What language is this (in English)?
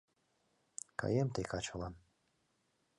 Mari